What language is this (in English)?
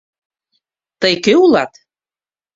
Mari